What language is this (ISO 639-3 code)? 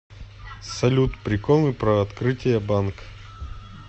rus